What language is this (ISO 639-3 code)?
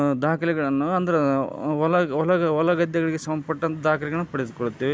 kan